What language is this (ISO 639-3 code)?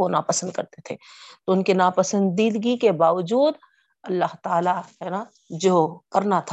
urd